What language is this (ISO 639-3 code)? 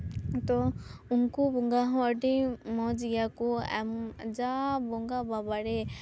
sat